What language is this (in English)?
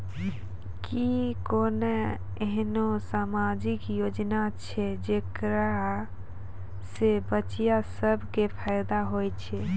Maithili